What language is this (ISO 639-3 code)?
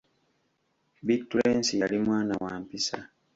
lug